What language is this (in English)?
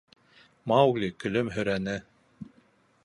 Bashkir